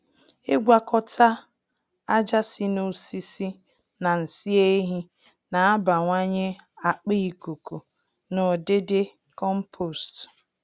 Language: Igbo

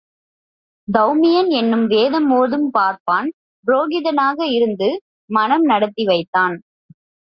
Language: Tamil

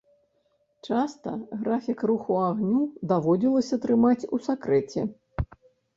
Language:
Belarusian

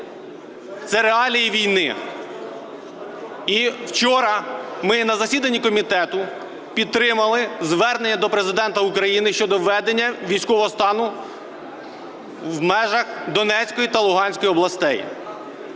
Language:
Ukrainian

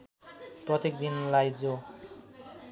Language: Nepali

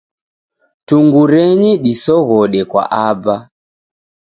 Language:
Taita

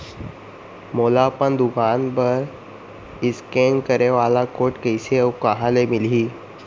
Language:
Chhattisgarhi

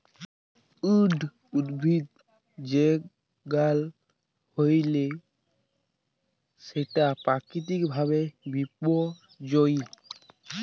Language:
Bangla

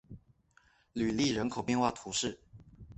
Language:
Chinese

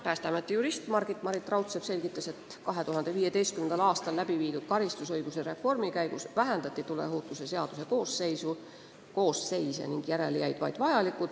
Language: Estonian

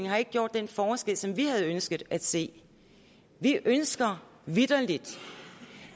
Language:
Danish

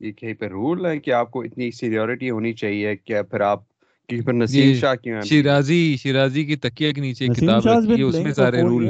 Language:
Urdu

